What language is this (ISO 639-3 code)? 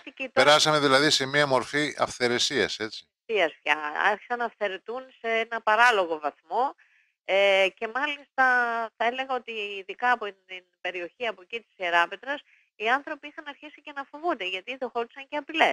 ell